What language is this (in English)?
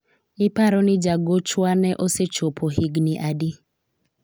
Luo (Kenya and Tanzania)